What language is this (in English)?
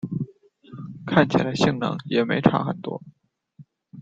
Chinese